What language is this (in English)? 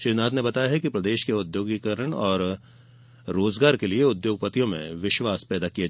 Hindi